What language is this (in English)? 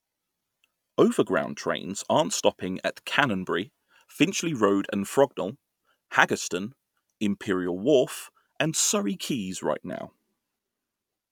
English